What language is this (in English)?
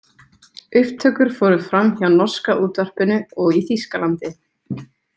Icelandic